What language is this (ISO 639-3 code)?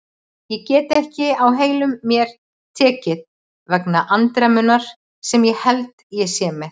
isl